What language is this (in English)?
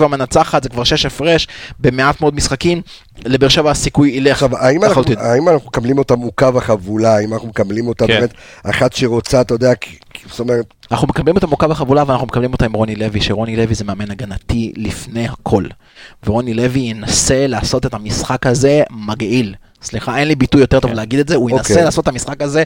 Hebrew